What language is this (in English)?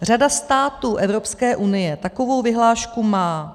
Czech